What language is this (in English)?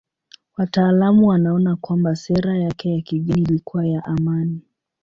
Swahili